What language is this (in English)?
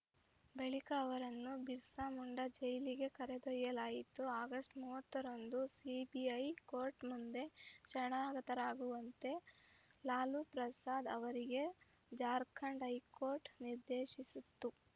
Kannada